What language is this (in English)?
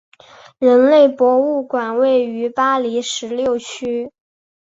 Chinese